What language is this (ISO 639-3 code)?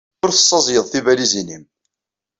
kab